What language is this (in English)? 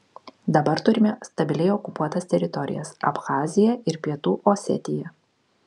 Lithuanian